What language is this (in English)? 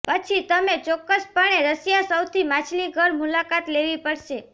Gujarati